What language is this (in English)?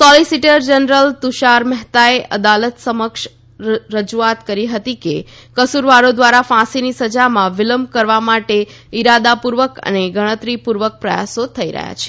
Gujarati